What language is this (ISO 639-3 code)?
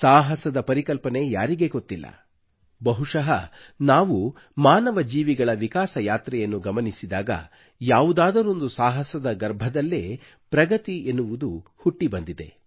kan